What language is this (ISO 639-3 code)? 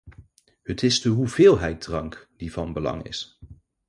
nld